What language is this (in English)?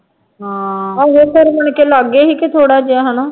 Punjabi